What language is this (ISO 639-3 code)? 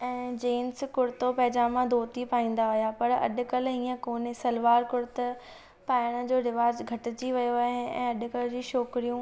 snd